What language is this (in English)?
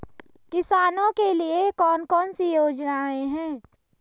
Hindi